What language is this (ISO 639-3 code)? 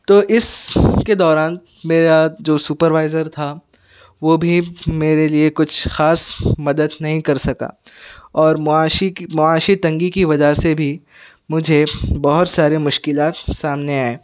urd